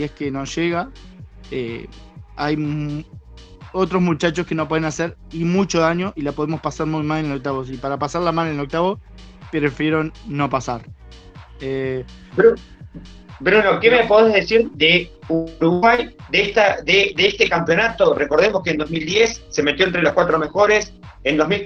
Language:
Spanish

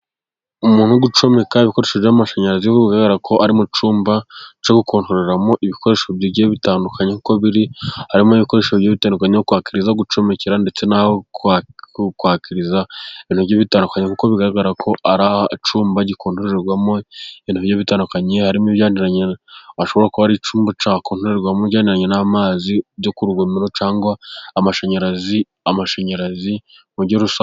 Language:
Kinyarwanda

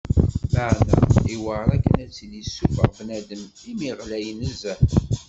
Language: Kabyle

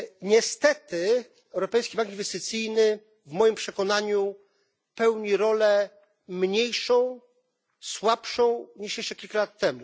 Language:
Polish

